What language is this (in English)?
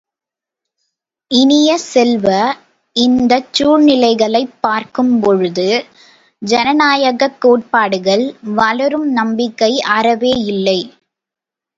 Tamil